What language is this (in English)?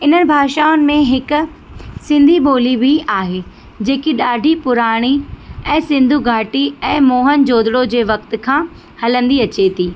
Sindhi